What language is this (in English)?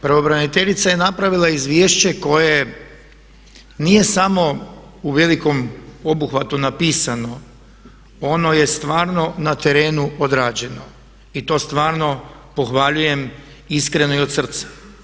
Croatian